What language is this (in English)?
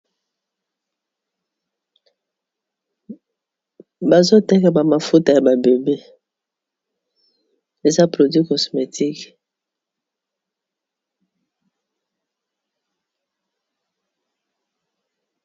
Lingala